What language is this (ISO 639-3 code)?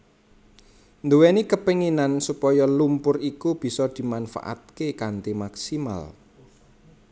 jav